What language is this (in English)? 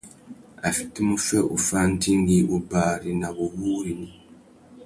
Tuki